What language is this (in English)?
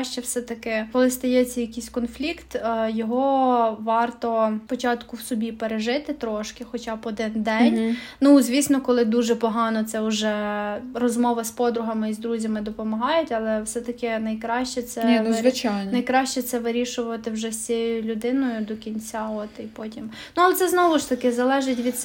Ukrainian